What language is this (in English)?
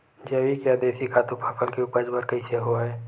Chhattisgarhi